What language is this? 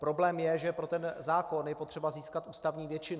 Czech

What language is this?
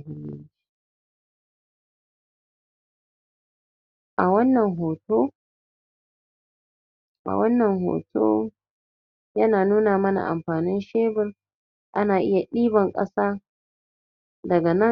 Hausa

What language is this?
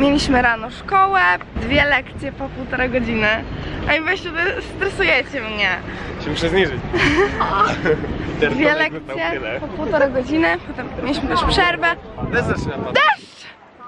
Polish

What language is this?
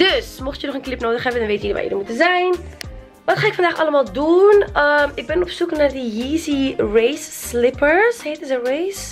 Dutch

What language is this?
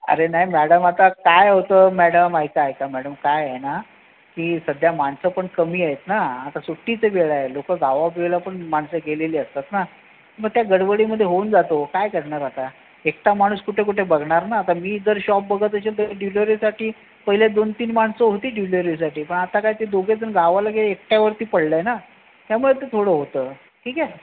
Marathi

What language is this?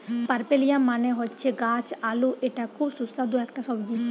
Bangla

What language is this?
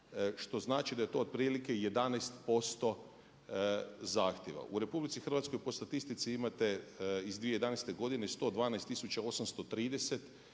Croatian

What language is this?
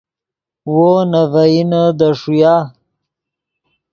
Yidgha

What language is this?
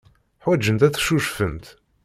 Kabyle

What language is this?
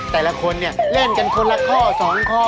Thai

